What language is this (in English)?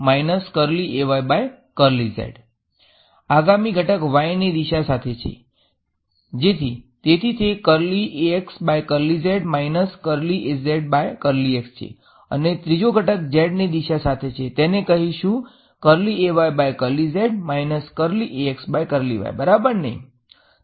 Gujarati